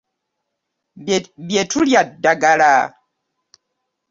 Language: Ganda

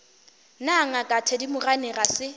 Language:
Northern Sotho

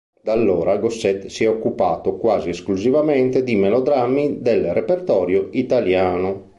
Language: Italian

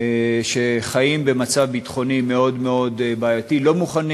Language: Hebrew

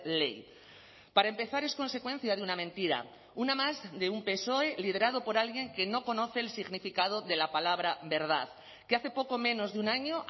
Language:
Spanish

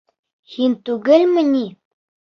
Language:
Bashkir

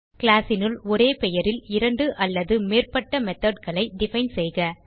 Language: Tamil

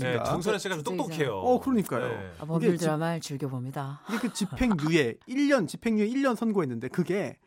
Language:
Korean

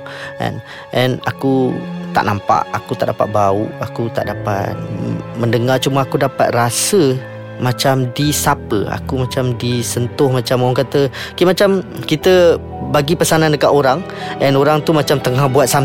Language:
Malay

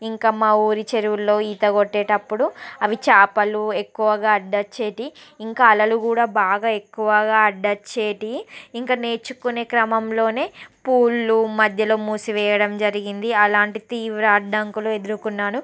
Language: Telugu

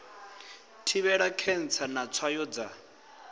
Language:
Venda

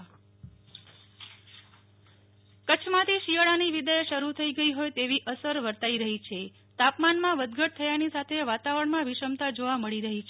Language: Gujarati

